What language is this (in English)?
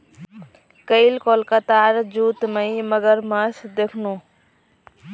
Magahi